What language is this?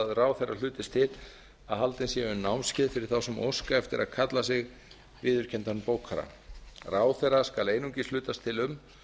Icelandic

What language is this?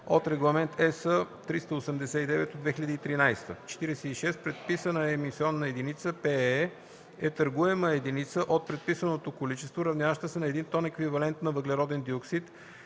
Bulgarian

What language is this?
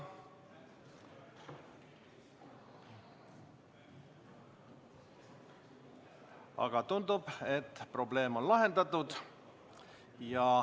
Estonian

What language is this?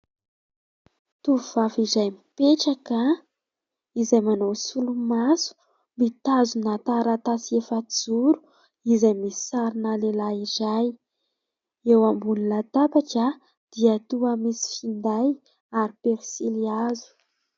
Malagasy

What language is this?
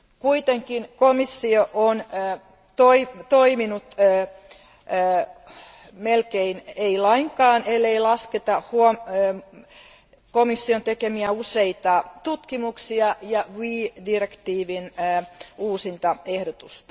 Finnish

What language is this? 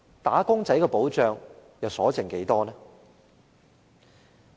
Cantonese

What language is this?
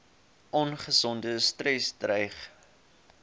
Afrikaans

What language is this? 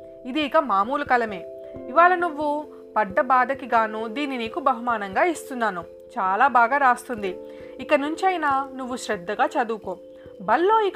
Telugu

